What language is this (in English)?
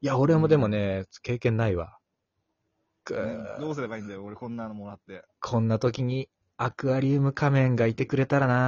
Japanese